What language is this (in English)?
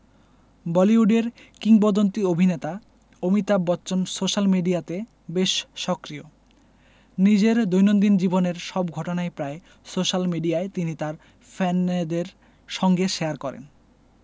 Bangla